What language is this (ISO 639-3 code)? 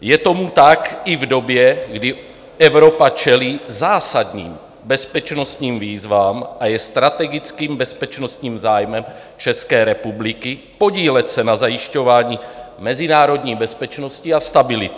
ces